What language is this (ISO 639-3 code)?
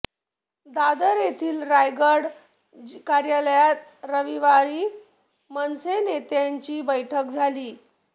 mar